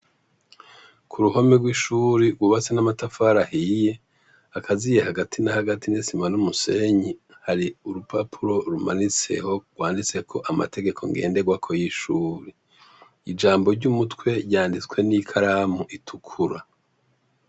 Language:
Rundi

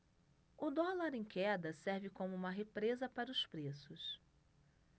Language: Portuguese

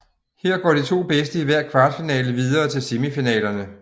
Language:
Danish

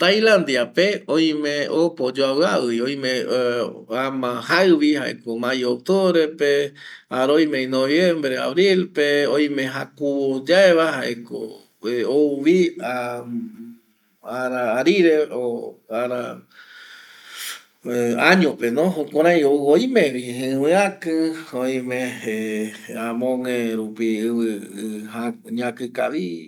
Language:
Eastern Bolivian Guaraní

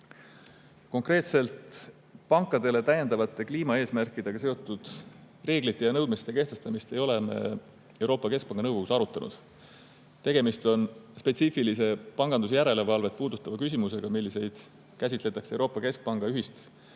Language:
Estonian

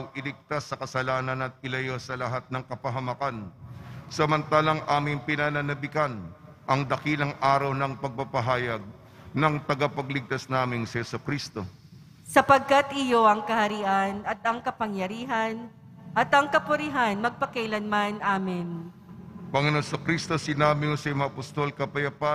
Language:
Filipino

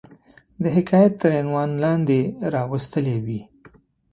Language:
Pashto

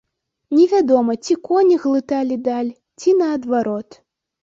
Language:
Belarusian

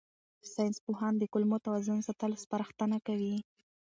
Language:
Pashto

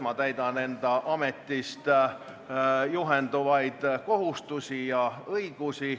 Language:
Estonian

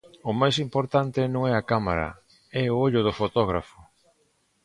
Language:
Galician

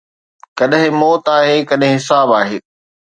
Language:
Sindhi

